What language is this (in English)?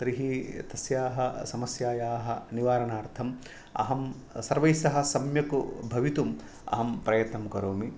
Sanskrit